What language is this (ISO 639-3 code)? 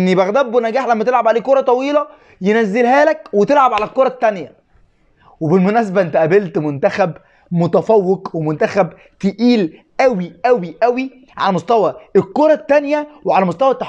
ara